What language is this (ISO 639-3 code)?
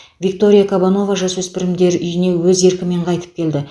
kaz